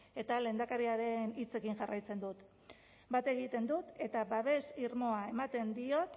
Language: Basque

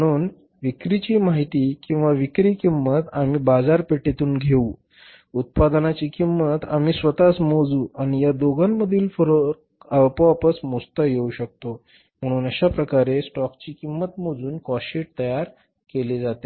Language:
Marathi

